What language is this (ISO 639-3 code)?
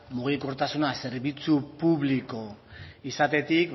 eus